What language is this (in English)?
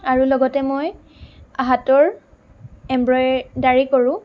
Assamese